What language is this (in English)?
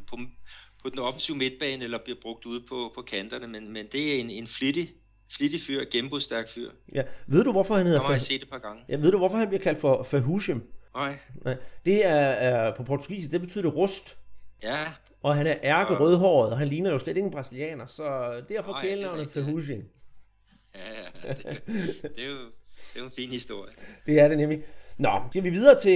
Danish